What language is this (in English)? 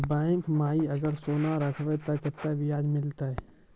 Maithili